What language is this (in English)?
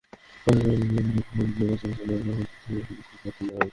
Bangla